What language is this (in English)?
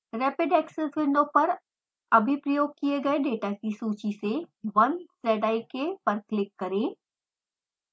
Hindi